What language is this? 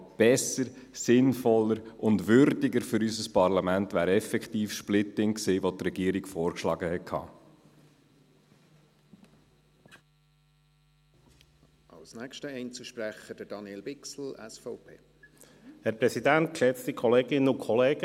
Swiss German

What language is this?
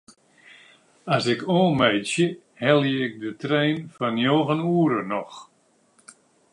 Western Frisian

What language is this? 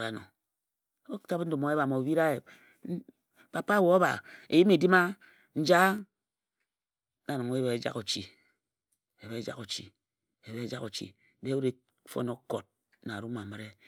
Ejagham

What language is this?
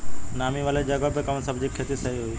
Bhojpuri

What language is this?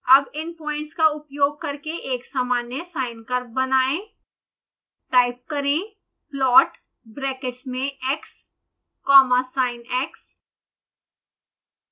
Hindi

